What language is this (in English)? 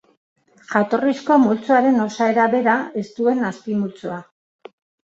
Basque